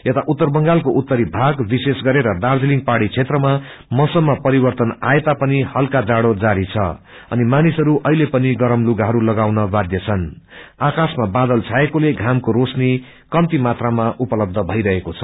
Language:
Nepali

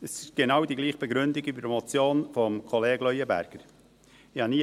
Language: Swiss German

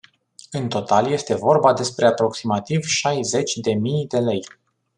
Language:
Romanian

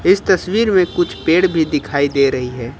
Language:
Hindi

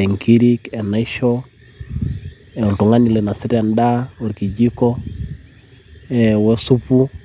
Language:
Masai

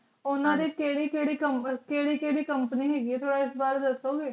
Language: Punjabi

